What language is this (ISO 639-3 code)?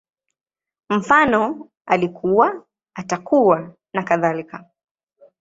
swa